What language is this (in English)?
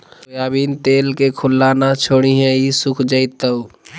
Magahi